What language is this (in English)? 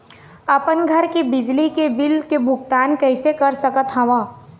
Chhattisgarhi